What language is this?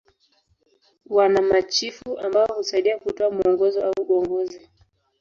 Swahili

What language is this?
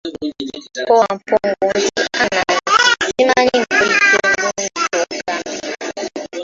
Ganda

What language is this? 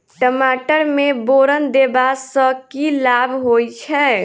Maithili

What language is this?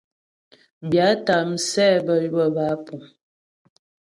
Ghomala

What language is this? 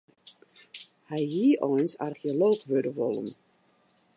Western Frisian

